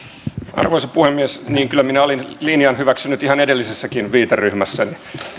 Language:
Finnish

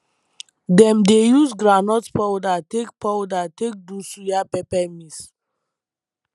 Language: Nigerian Pidgin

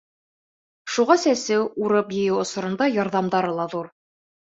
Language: Bashkir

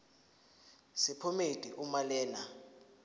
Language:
Zulu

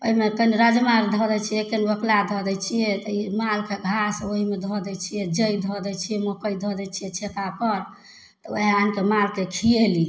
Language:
Maithili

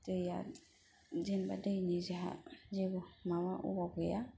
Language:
Bodo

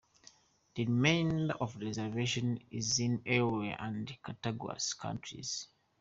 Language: English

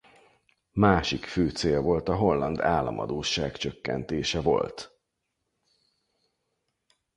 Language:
Hungarian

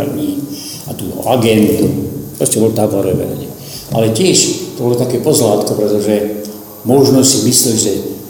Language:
Slovak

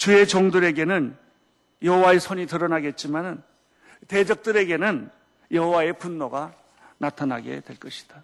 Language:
Korean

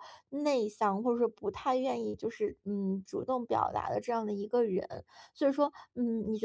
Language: Chinese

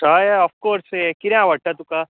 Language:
Konkani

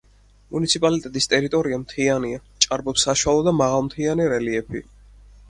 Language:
Georgian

